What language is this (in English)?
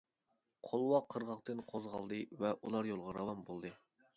Uyghur